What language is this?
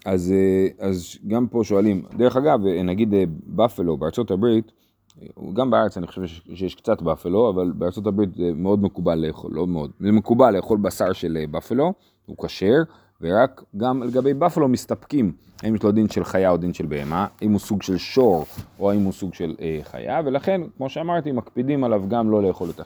Hebrew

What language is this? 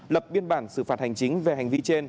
Vietnamese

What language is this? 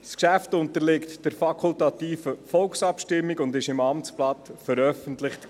Swiss German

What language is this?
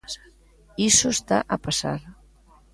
Galician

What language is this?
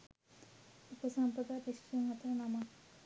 Sinhala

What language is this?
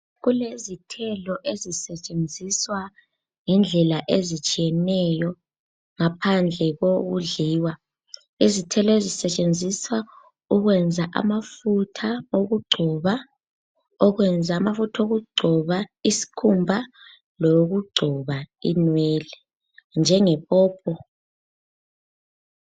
North Ndebele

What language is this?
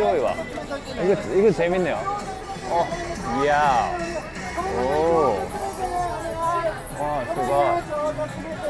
Korean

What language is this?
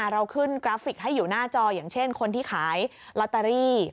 Thai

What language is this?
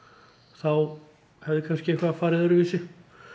Icelandic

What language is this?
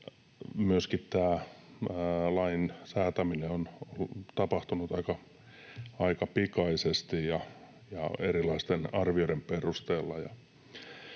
Finnish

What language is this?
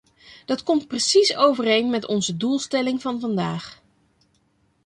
Dutch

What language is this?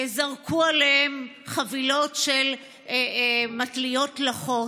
Hebrew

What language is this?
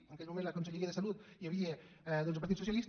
Catalan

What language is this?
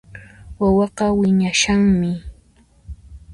Puno Quechua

